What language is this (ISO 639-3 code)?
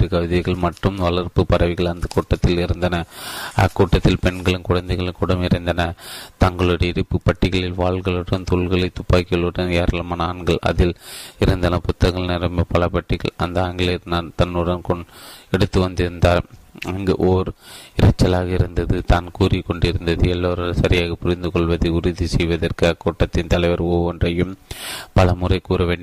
tam